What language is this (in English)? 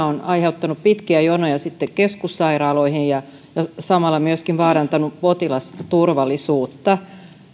Finnish